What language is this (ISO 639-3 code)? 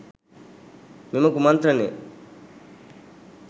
sin